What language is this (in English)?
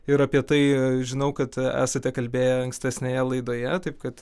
Lithuanian